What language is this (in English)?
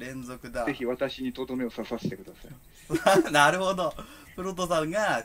Japanese